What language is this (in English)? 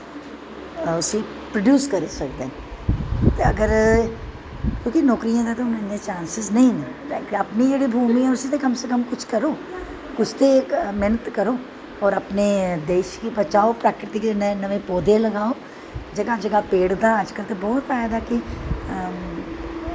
Dogri